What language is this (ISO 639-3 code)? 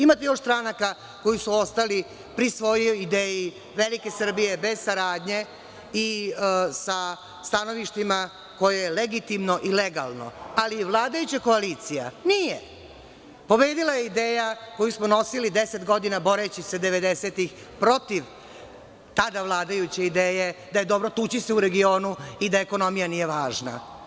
srp